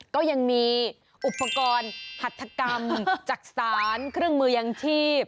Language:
Thai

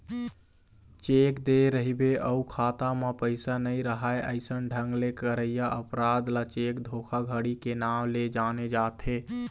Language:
Chhattisgarhi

